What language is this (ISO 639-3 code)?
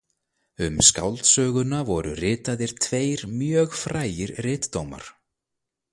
isl